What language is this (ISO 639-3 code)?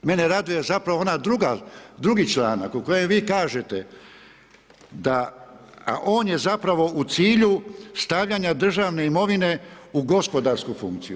hrv